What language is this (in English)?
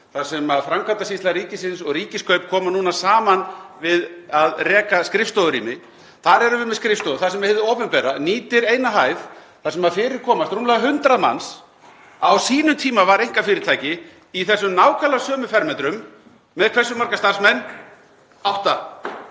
Icelandic